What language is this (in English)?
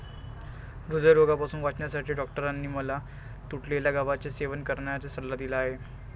Marathi